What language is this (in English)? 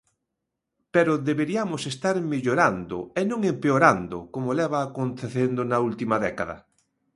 Galician